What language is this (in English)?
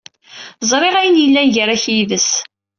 Kabyle